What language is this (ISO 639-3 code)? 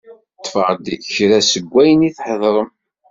kab